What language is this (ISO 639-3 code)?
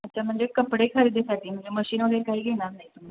mar